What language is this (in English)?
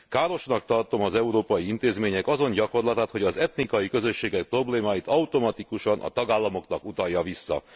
Hungarian